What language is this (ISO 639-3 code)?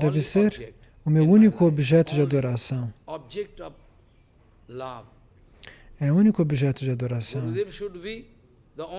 por